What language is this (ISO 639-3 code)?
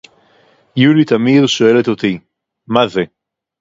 heb